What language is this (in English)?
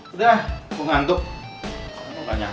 Indonesian